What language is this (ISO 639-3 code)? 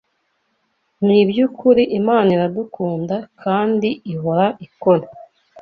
kin